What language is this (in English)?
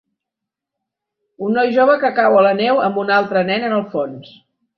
Catalan